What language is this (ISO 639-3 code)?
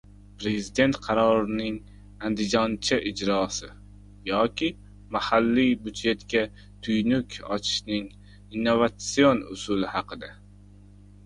uzb